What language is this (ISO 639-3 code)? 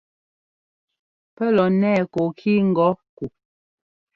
jgo